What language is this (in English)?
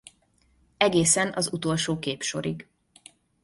Hungarian